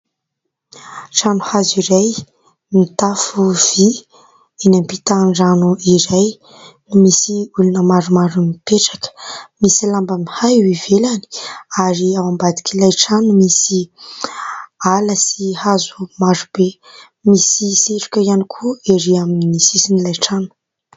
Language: Malagasy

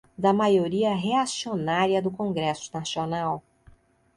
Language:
Portuguese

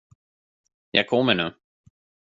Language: Swedish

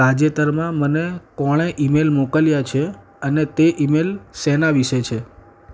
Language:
Gujarati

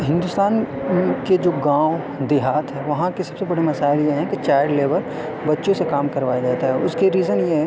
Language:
Urdu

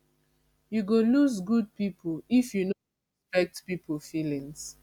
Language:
Nigerian Pidgin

